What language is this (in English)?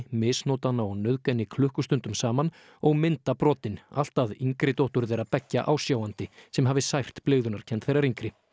Icelandic